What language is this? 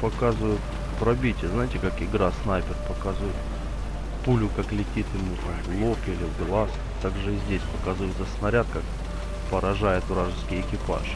Russian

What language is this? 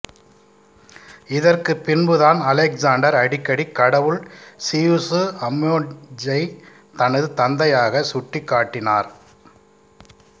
Tamil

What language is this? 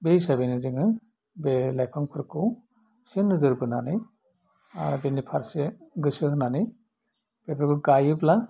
Bodo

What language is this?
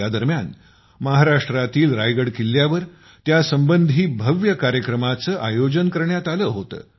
Marathi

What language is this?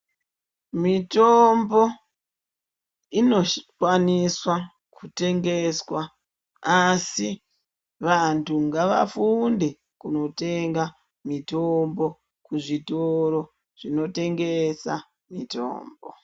Ndau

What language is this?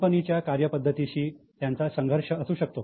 Marathi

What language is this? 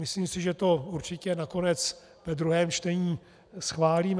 Czech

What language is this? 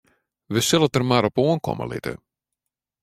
Western Frisian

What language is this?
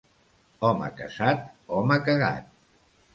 Catalan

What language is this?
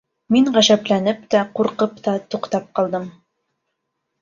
Bashkir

